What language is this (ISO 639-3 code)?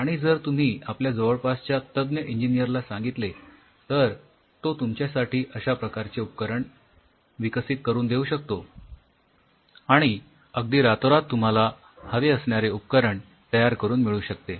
mar